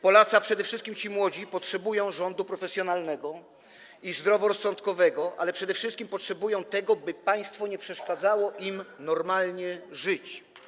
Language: Polish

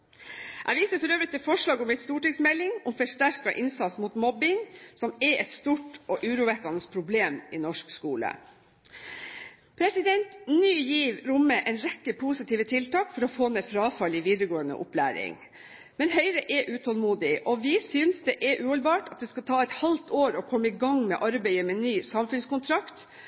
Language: Norwegian Bokmål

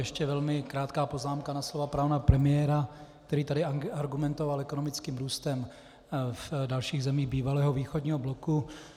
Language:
Czech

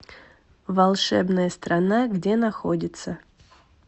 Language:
Russian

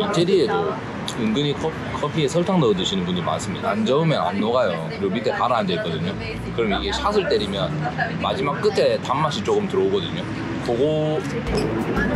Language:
Korean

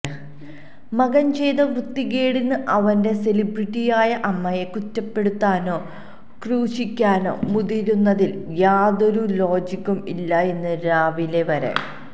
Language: Malayalam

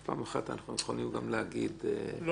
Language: Hebrew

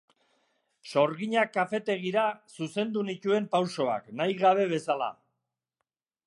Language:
Basque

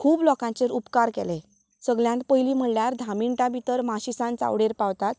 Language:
Konkani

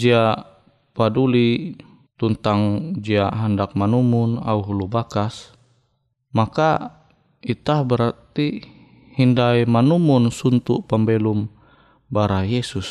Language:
Indonesian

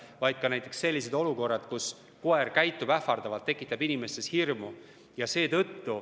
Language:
Estonian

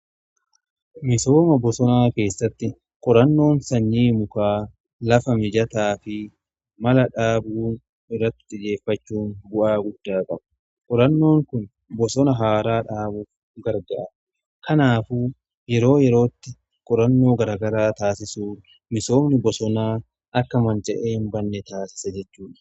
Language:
Oromo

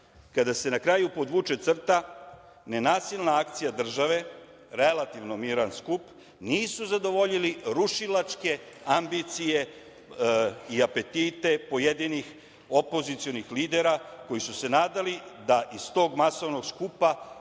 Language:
Serbian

